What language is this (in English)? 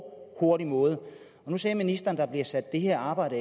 Danish